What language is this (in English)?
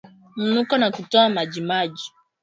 Swahili